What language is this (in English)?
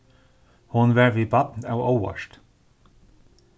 Faroese